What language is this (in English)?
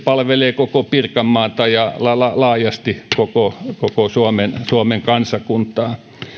Finnish